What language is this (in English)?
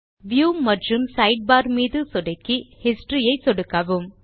Tamil